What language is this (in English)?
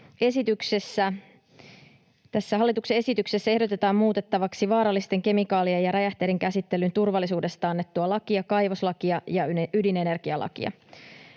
Finnish